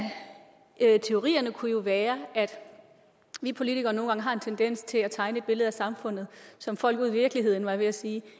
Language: Danish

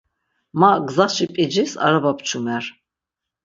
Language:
Laz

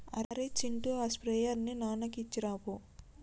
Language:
Telugu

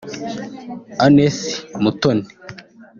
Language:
Kinyarwanda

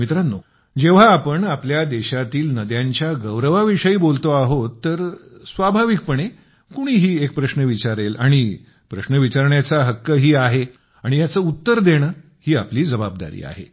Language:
Marathi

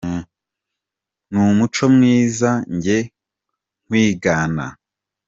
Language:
Kinyarwanda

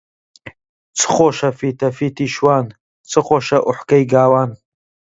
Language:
Central Kurdish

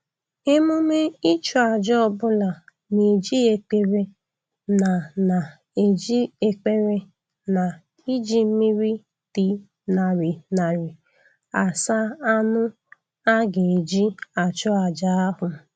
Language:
Igbo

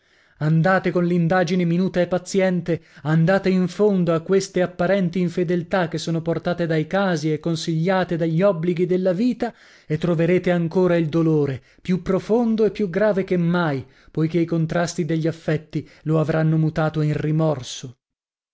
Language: Italian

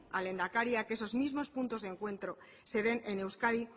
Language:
Spanish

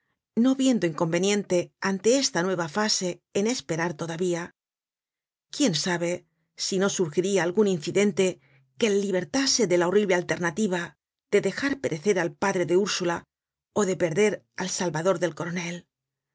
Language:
Spanish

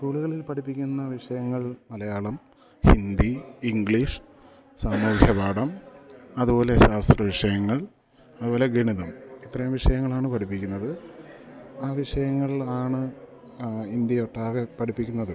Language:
Malayalam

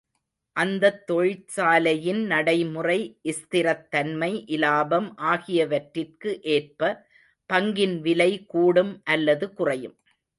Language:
Tamil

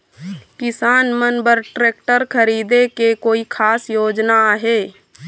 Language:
Chhattisgarhi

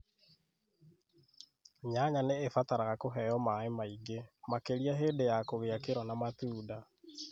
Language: Kikuyu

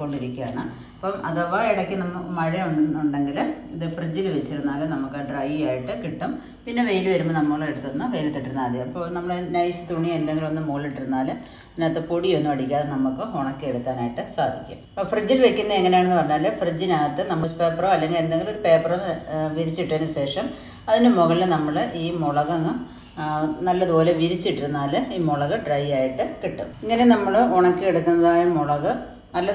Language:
Indonesian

